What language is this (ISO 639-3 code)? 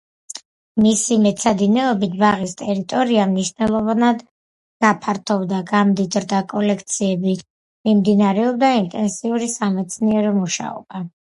kat